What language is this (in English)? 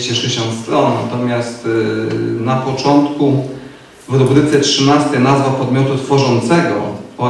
Polish